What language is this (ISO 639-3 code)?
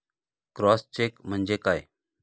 mar